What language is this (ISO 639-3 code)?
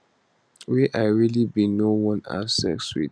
pcm